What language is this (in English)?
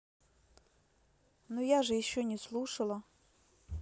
Russian